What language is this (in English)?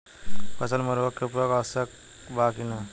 Bhojpuri